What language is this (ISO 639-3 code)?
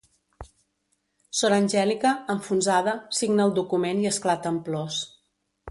cat